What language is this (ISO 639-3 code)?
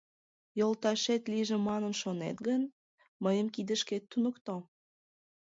chm